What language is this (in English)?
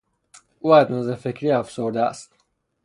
Persian